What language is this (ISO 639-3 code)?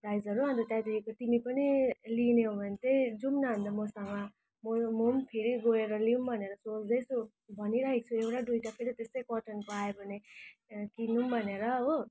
nep